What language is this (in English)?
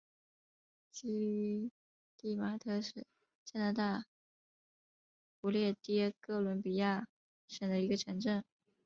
Chinese